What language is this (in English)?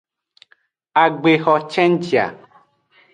Aja (Benin)